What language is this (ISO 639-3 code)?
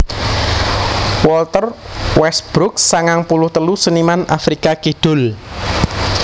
jav